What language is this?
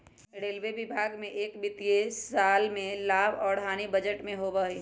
Magahi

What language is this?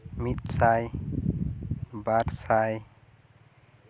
Santali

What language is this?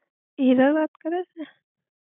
Gujarati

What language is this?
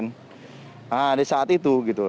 Indonesian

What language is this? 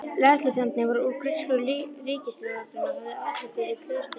Icelandic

